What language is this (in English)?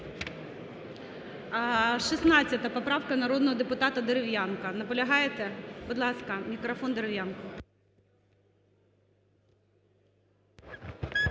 Ukrainian